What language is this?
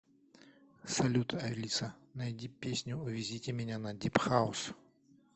Russian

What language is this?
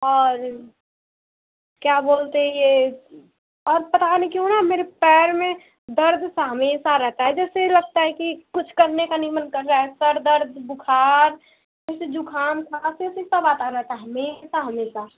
Hindi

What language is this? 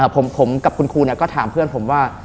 Thai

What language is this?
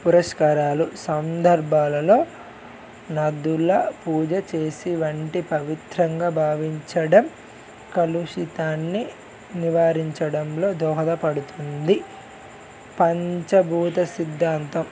Telugu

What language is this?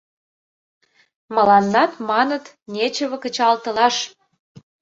Mari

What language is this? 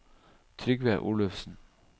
Norwegian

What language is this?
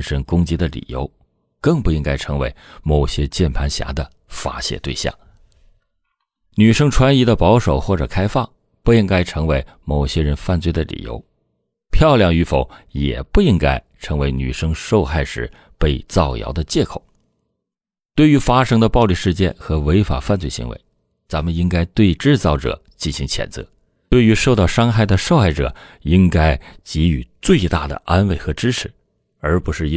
Chinese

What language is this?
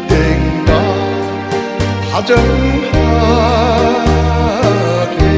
Korean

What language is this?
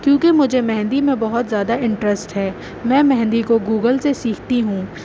Urdu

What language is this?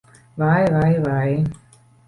Latvian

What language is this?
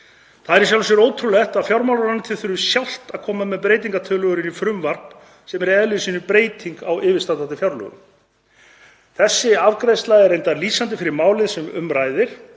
Icelandic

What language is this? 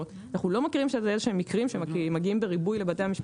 Hebrew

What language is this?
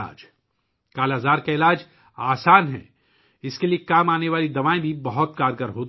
Urdu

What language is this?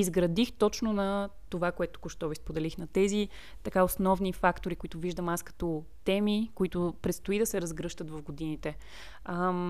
Bulgarian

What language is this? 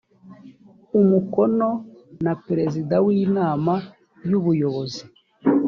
Kinyarwanda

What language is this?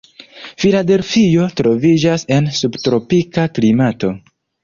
Esperanto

